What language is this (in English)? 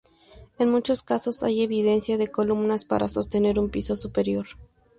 Spanish